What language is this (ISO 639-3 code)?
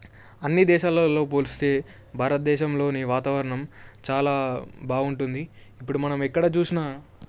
tel